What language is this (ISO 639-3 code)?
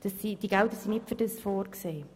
gsw